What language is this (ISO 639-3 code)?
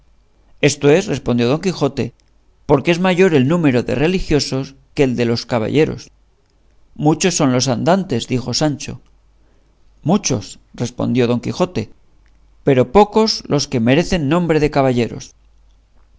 spa